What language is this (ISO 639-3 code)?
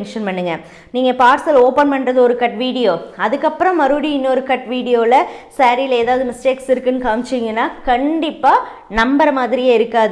tam